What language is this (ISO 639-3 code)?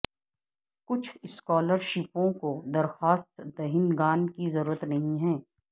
urd